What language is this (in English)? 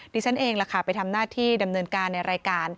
Thai